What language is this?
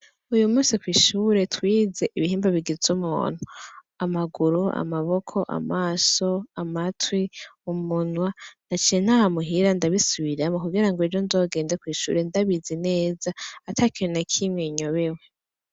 Rundi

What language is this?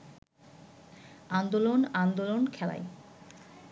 Bangla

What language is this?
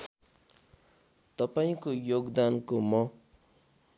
Nepali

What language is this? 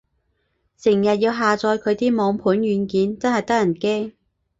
Cantonese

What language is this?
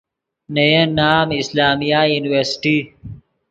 Yidgha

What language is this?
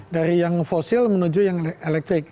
Indonesian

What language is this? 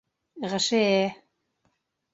Bashkir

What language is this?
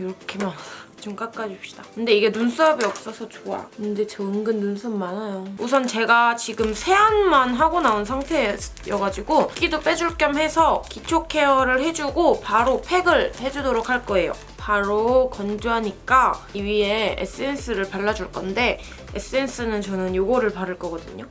Korean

